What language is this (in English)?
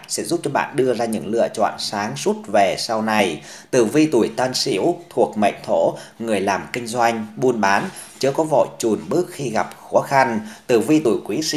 Vietnamese